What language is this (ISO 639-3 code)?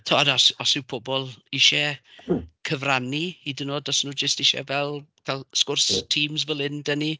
cym